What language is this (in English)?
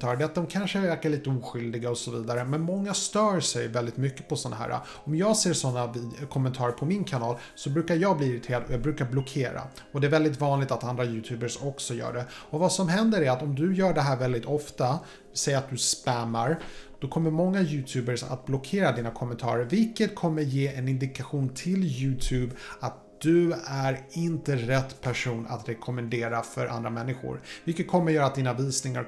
Swedish